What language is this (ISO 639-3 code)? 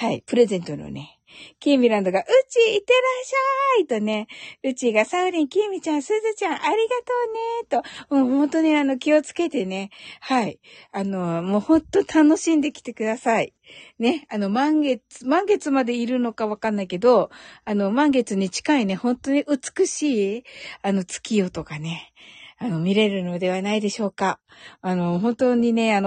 jpn